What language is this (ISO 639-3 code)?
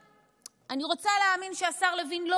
heb